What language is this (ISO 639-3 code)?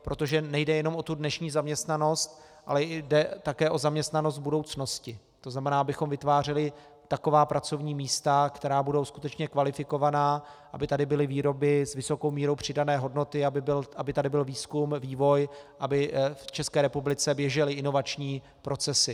ces